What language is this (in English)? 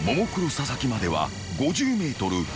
Japanese